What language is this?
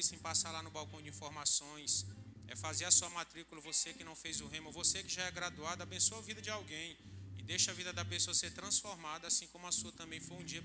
Portuguese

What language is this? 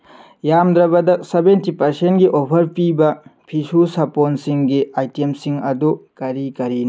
Manipuri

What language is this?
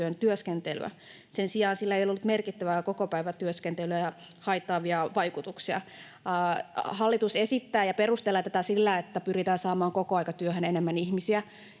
Finnish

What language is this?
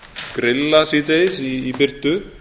Icelandic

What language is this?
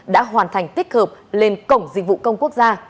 Vietnamese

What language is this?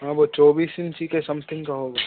Hindi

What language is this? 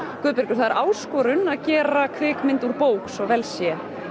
Icelandic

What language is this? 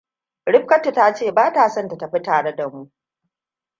Hausa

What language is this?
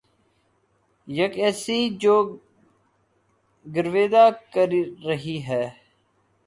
Urdu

